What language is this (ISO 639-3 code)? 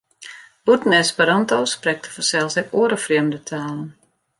fry